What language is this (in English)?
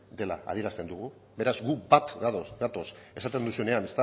Basque